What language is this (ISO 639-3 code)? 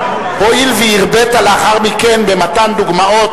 heb